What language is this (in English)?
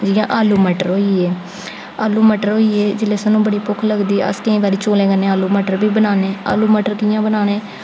Dogri